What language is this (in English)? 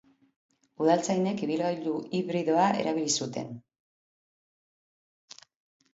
Basque